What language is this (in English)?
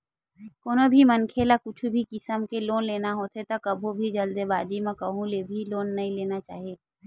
Chhattisgarhi